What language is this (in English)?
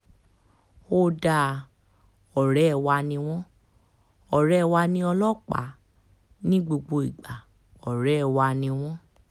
Yoruba